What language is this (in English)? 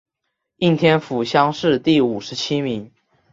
Chinese